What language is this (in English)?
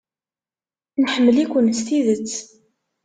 Kabyle